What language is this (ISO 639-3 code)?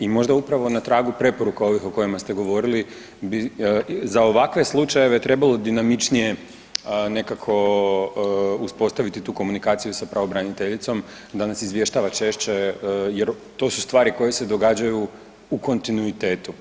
hrv